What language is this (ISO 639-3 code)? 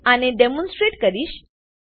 guj